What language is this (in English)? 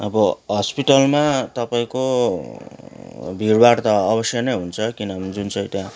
Nepali